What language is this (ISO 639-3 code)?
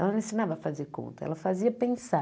por